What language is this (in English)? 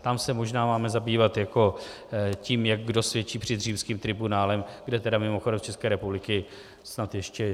Czech